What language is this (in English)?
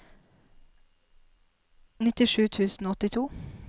Norwegian